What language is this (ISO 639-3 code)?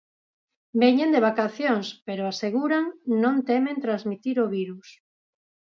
glg